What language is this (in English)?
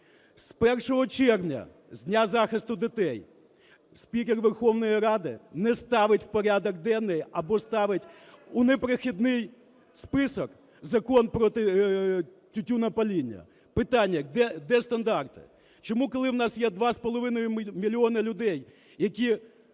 Ukrainian